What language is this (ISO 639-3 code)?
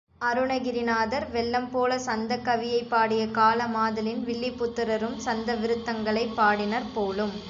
tam